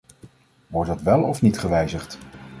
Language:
Dutch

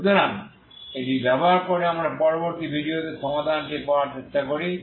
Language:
Bangla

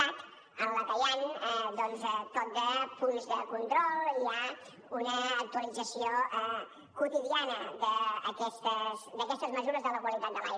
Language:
Catalan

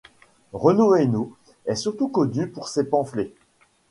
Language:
French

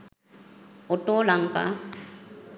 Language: Sinhala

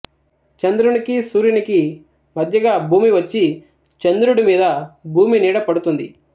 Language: Telugu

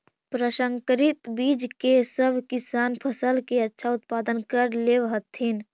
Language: Magahi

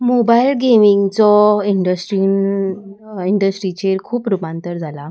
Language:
Konkani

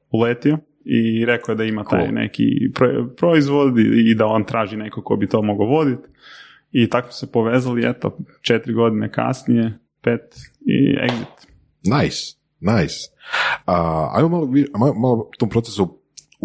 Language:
Croatian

